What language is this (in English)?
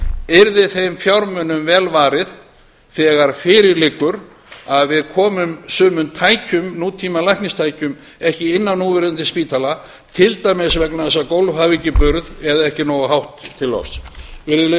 Icelandic